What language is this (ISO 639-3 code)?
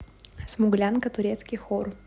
rus